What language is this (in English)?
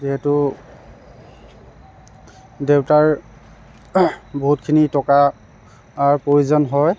Assamese